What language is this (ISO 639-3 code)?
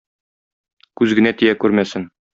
tat